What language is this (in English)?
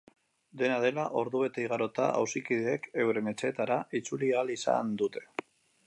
Basque